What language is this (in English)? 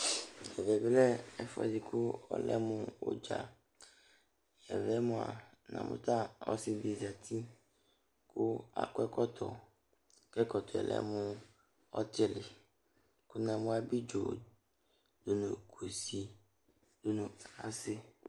Ikposo